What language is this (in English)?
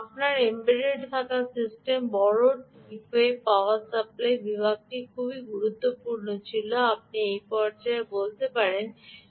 Bangla